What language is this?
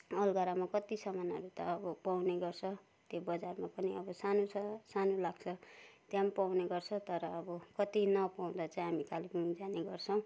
Nepali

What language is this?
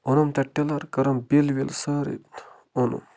Kashmiri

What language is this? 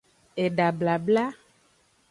Aja (Benin)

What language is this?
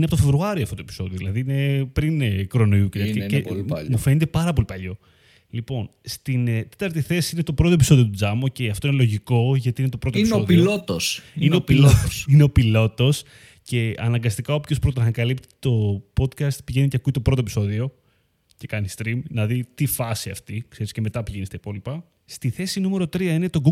Greek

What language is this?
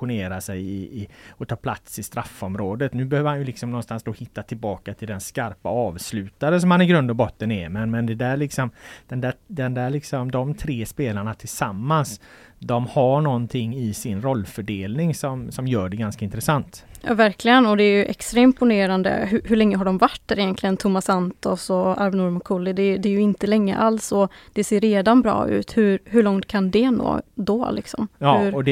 Swedish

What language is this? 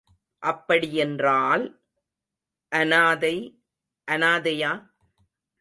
Tamil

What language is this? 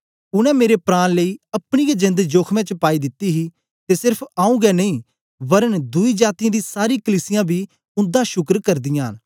Dogri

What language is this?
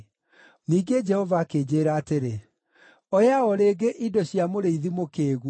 Kikuyu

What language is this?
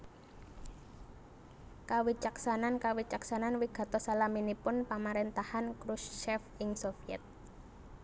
Javanese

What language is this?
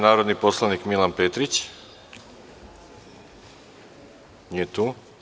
Serbian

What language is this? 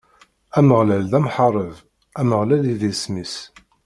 Kabyle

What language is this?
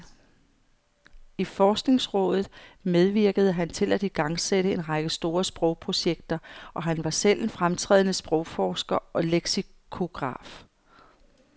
Danish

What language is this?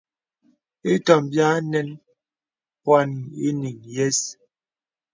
Bebele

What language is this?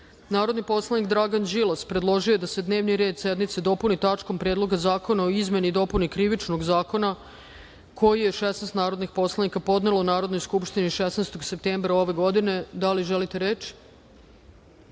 Serbian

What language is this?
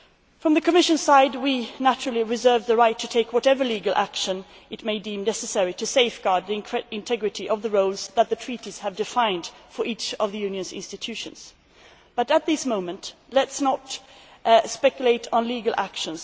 English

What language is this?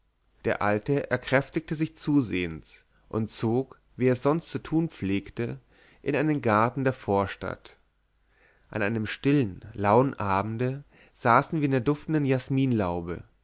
German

